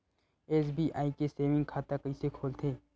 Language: Chhattisgarhi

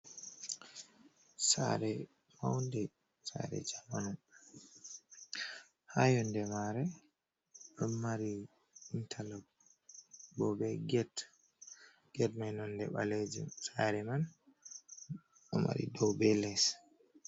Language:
Fula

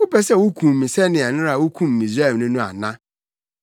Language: Akan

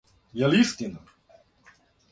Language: Serbian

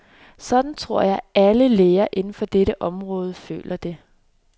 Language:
Danish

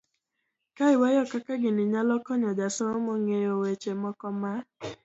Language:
Luo (Kenya and Tanzania)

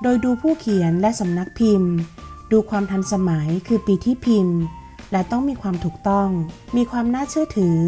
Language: Thai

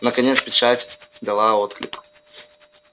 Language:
Russian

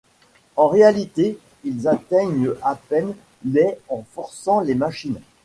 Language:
French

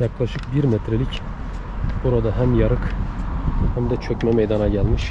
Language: Turkish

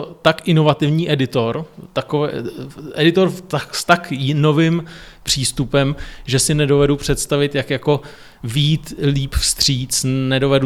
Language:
Czech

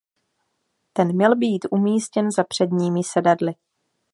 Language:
Czech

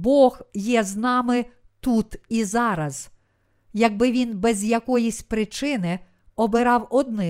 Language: Ukrainian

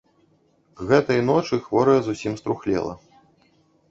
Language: Belarusian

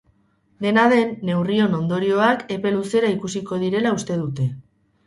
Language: Basque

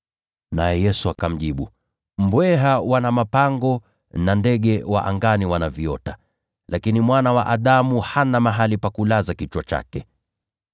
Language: Swahili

